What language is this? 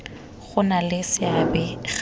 Tswana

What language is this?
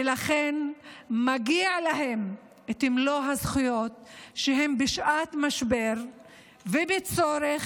Hebrew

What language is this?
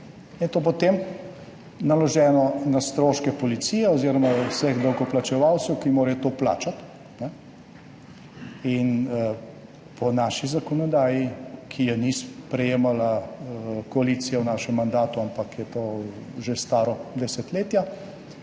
Slovenian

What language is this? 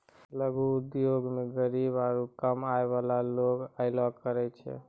Maithili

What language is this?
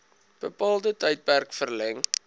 Afrikaans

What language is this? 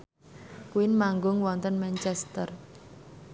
Javanese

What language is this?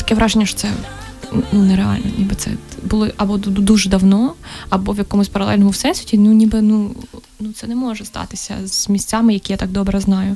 Ukrainian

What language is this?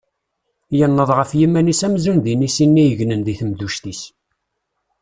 Kabyle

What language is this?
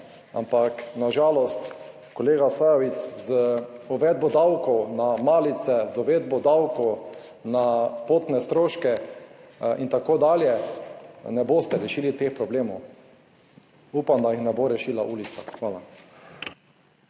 Slovenian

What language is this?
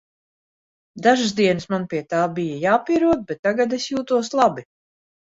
Latvian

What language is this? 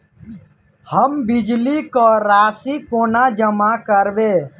Maithili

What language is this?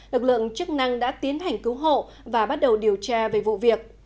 Vietnamese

